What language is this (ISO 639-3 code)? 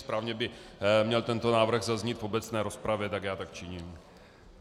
ces